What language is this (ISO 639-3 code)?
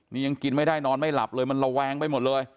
tha